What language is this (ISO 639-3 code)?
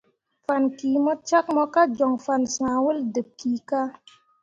mua